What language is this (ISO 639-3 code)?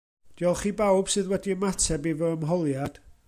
cym